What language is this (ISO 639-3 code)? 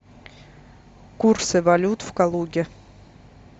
rus